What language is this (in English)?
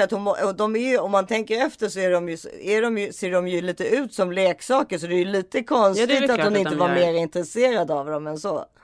Swedish